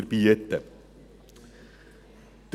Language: Swiss German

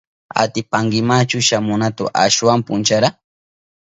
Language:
Southern Pastaza Quechua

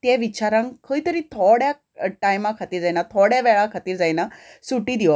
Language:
Konkani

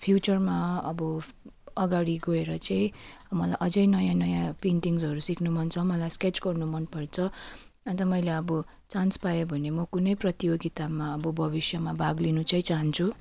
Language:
Nepali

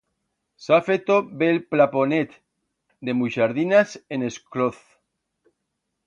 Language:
Aragonese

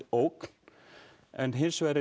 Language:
Icelandic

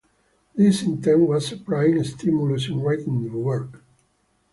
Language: English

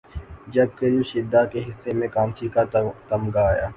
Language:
Urdu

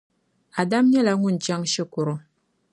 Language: Dagbani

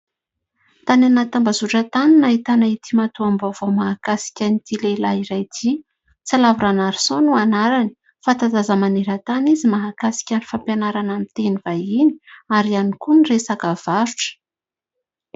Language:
Malagasy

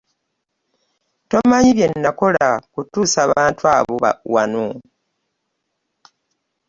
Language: Ganda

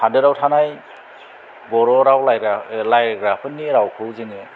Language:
Bodo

